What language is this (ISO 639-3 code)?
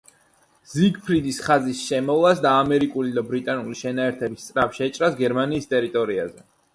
kat